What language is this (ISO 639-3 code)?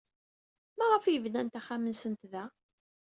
kab